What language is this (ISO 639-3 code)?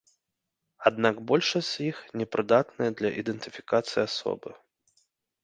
bel